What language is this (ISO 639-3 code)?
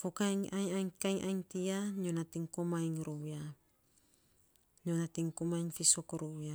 sps